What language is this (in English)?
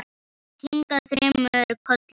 Icelandic